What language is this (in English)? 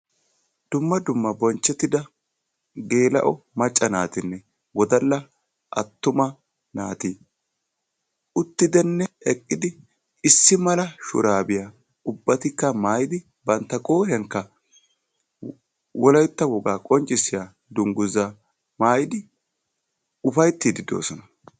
Wolaytta